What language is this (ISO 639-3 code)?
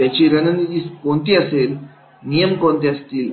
mar